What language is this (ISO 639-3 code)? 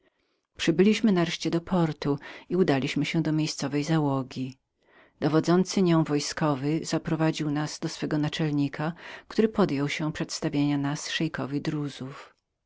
pol